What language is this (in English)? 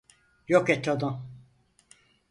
Turkish